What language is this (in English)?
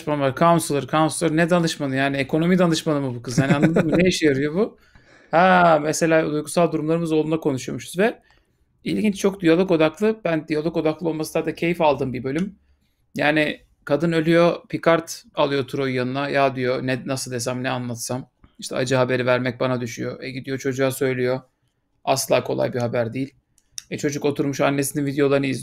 Turkish